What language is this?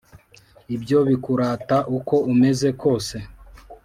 Kinyarwanda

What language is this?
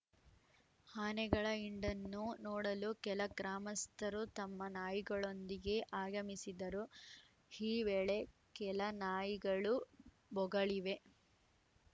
Kannada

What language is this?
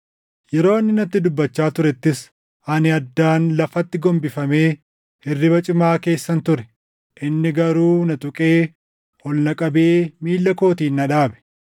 Oromo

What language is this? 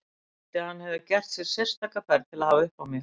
Icelandic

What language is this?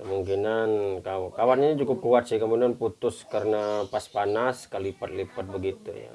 Indonesian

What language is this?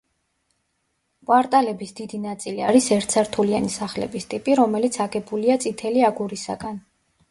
Georgian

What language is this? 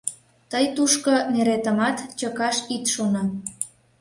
Mari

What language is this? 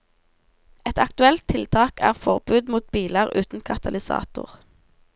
Norwegian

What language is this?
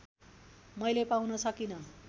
Nepali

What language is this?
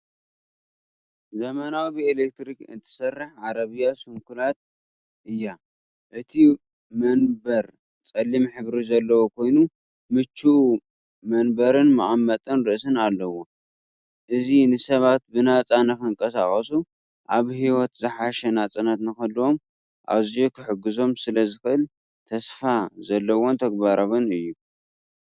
Tigrinya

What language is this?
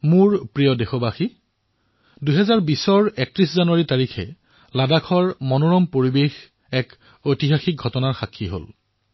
Assamese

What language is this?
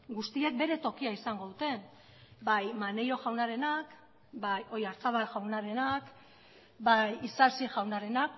Basque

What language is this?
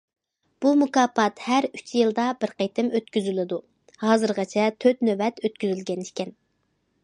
Uyghur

